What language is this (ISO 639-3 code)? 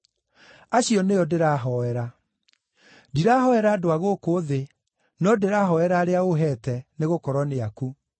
kik